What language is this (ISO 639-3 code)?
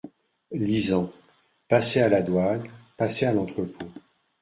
fra